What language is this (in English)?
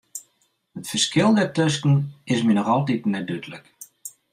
Western Frisian